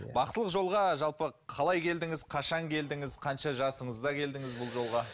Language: Kazakh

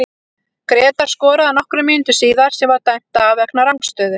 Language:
Icelandic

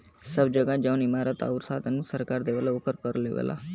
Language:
Bhojpuri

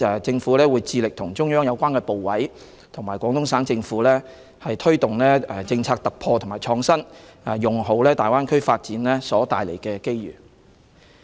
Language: Cantonese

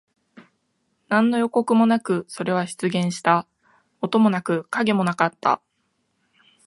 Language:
Japanese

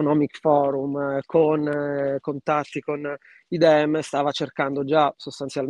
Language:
Italian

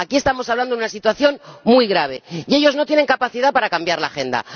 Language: Spanish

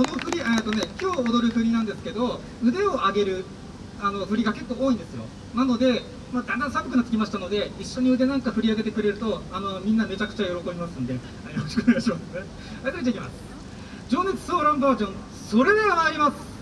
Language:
Japanese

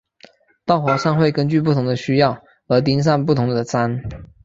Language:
Chinese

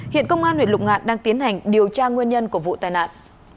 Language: Vietnamese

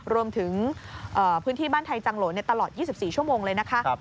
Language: Thai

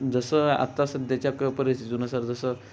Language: Marathi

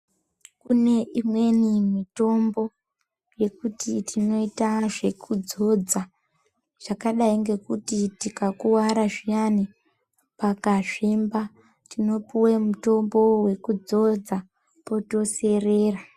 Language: Ndau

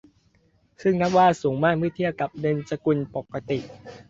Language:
Thai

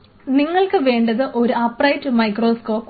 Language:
Malayalam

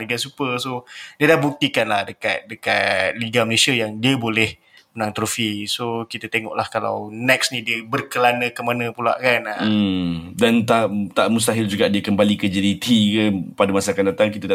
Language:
Malay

